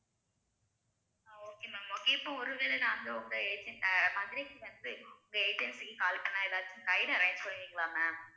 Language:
Tamil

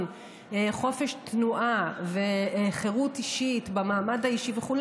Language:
Hebrew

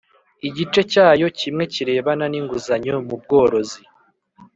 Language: Kinyarwanda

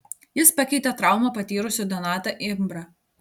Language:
Lithuanian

